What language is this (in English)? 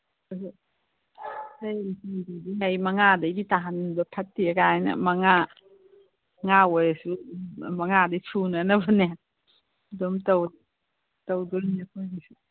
Manipuri